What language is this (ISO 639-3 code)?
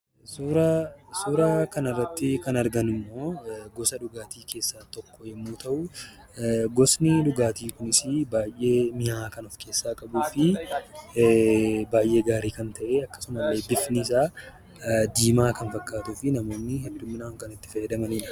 orm